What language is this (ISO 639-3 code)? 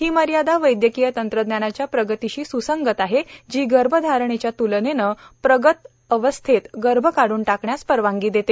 mar